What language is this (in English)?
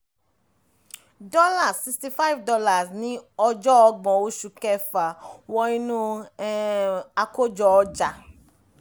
Yoruba